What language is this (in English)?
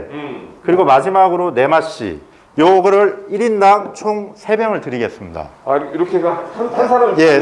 Korean